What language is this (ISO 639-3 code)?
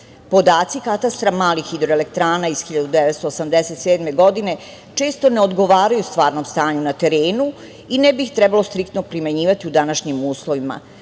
srp